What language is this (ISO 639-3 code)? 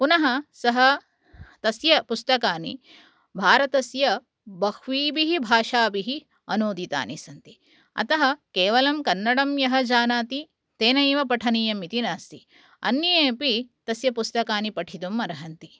san